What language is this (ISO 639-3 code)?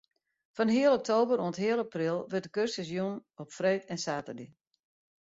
fry